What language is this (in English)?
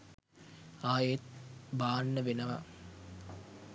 Sinhala